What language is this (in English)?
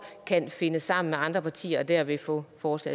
Danish